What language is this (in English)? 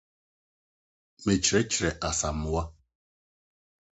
Akan